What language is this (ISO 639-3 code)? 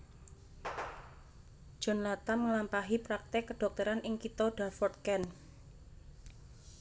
jav